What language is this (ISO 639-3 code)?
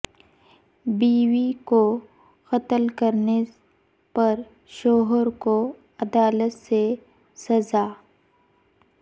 urd